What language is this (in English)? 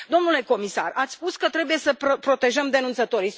Romanian